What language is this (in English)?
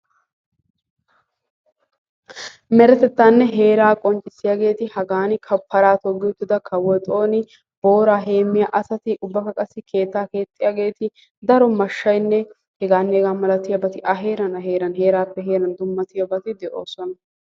Wolaytta